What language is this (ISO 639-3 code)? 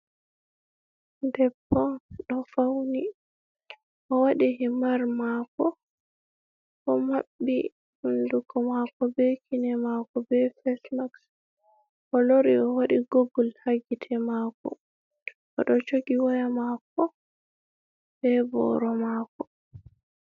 ful